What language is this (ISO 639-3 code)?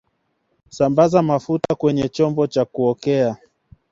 swa